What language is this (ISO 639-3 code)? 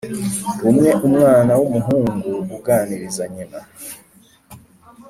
kin